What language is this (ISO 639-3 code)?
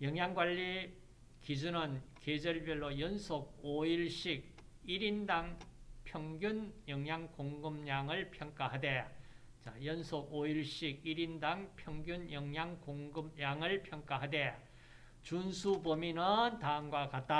kor